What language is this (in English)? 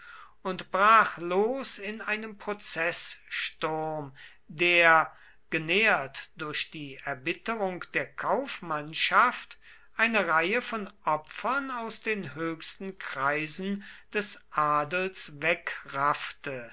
German